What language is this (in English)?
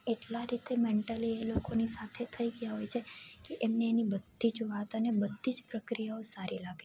Gujarati